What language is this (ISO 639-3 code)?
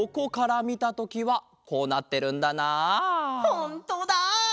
jpn